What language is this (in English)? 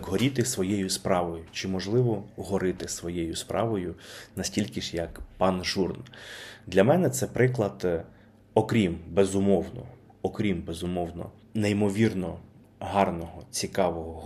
Ukrainian